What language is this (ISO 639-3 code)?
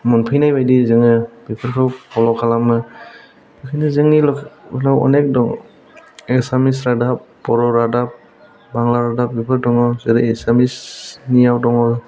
brx